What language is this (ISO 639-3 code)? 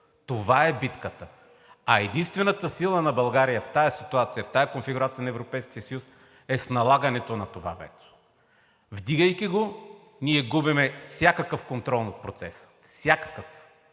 bul